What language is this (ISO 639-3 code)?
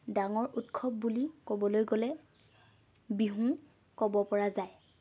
asm